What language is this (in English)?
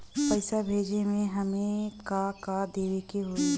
Bhojpuri